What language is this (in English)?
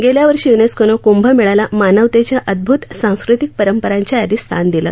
Marathi